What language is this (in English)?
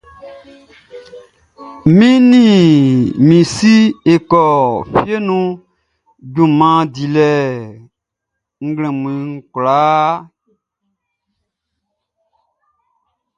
Baoulé